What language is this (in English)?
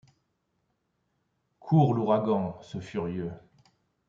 French